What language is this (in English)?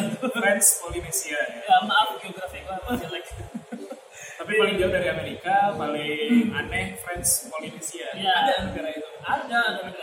Indonesian